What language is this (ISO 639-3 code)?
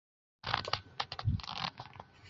zho